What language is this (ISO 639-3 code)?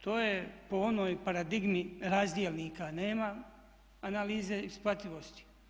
hrv